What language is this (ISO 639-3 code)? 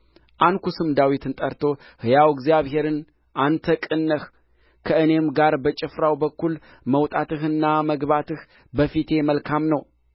amh